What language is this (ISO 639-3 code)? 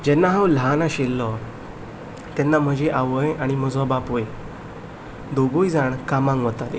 kok